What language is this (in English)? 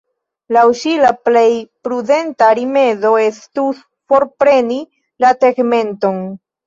Esperanto